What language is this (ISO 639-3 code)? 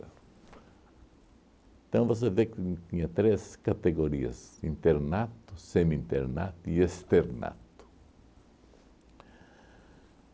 por